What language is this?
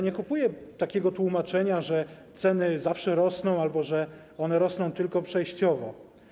Polish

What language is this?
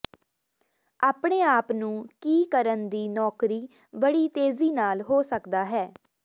Punjabi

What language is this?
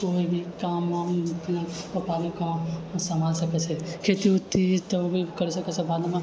Maithili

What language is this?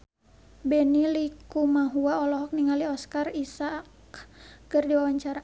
Sundanese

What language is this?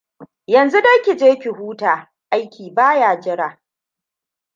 Hausa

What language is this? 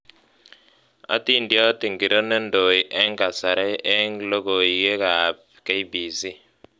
Kalenjin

